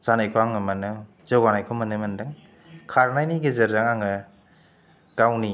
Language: Bodo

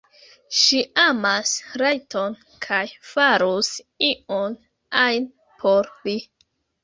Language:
Esperanto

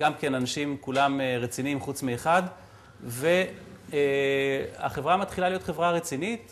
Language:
Hebrew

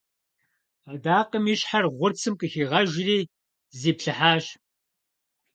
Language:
Kabardian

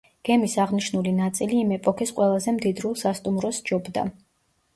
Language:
Georgian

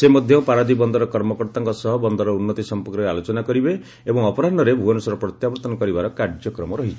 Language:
Odia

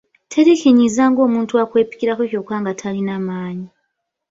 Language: Ganda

